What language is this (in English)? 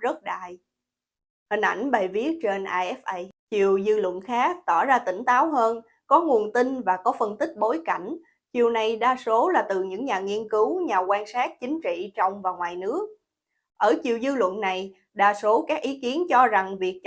Vietnamese